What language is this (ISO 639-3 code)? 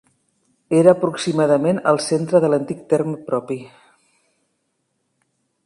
cat